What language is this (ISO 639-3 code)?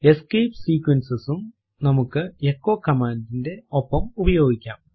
mal